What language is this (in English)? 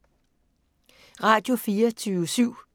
Danish